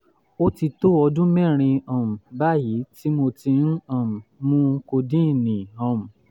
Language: Yoruba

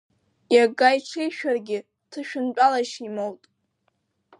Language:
Abkhazian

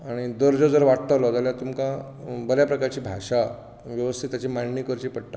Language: Konkani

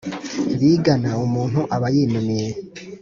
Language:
Kinyarwanda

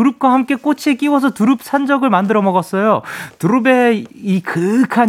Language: Korean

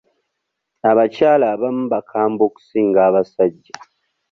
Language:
Ganda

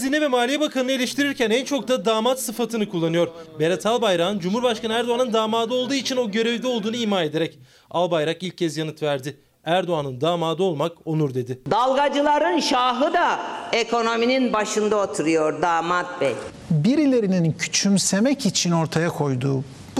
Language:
Turkish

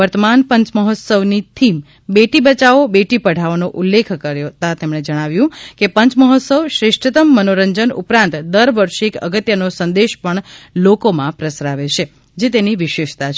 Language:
Gujarati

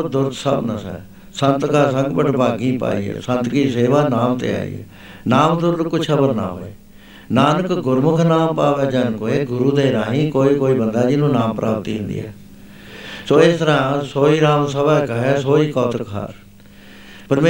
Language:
Punjabi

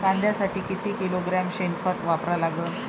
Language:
Marathi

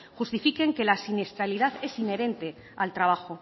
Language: Spanish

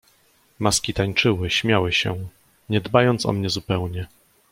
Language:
Polish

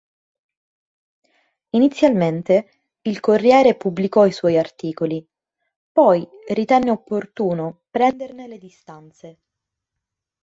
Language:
Italian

